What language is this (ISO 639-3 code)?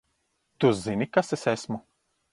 lav